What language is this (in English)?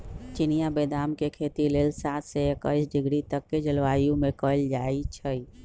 Magahi